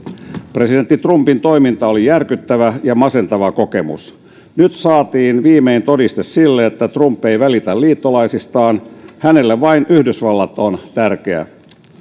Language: Finnish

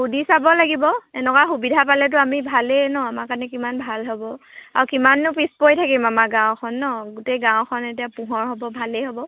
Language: Assamese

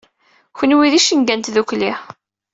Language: Kabyle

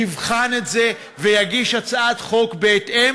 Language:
Hebrew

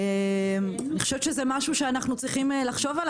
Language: Hebrew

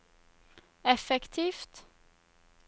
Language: Norwegian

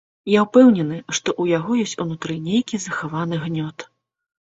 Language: Belarusian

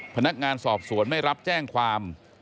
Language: Thai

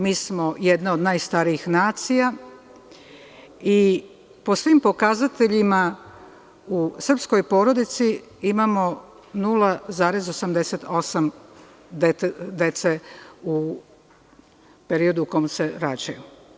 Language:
Serbian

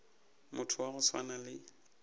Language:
Northern Sotho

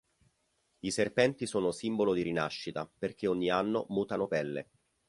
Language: Italian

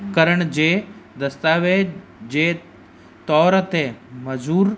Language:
Sindhi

